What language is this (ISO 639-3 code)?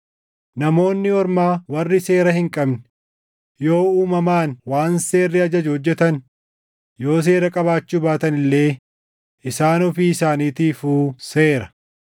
orm